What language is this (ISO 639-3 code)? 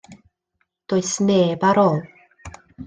cym